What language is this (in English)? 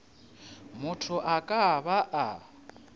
Northern Sotho